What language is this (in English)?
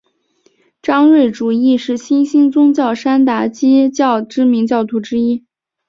Chinese